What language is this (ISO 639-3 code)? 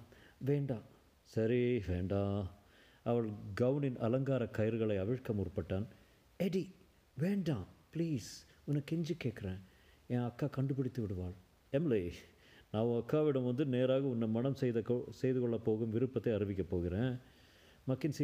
tam